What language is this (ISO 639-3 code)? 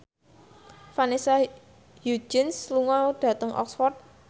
jav